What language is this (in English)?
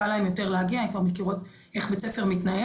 Hebrew